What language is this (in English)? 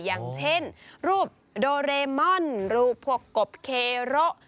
Thai